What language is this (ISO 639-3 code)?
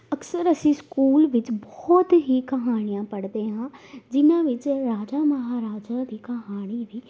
pan